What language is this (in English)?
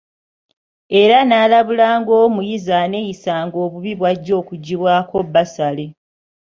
Ganda